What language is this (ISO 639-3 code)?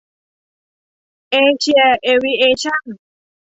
tha